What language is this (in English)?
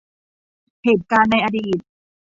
Thai